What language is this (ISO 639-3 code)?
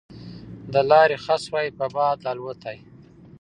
pus